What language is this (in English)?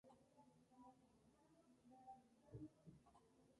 Spanish